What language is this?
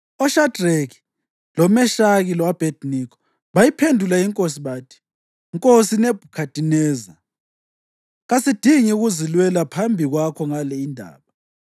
North Ndebele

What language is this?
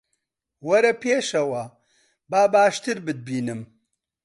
Central Kurdish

